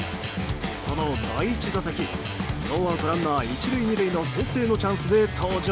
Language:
Japanese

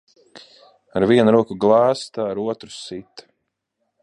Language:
Latvian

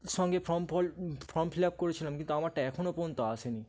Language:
Bangla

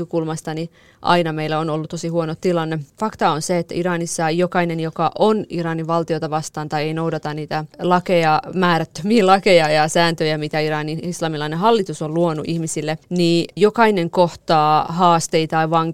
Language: Finnish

